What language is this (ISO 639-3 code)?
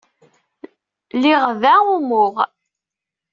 kab